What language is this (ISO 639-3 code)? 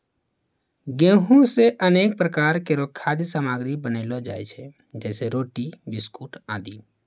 mai